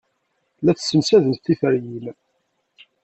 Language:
Kabyle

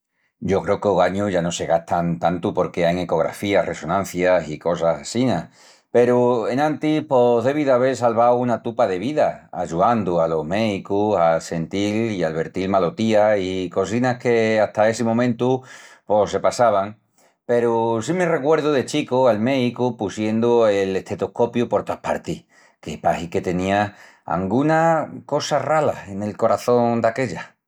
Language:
Extremaduran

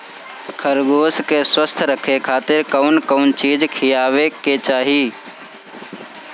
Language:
Bhojpuri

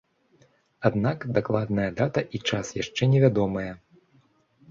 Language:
Belarusian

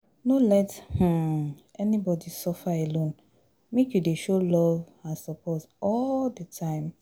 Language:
Nigerian Pidgin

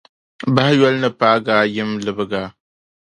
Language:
Dagbani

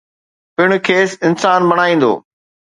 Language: Sindhi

